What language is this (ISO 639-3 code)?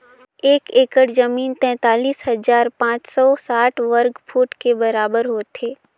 hne